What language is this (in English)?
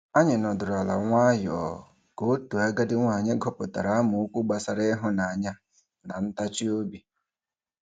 Igbo